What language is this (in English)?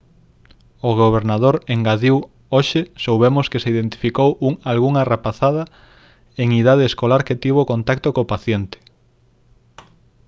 Galician